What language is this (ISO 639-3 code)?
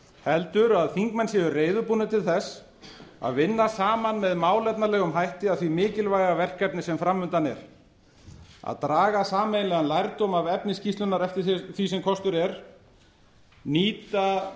isl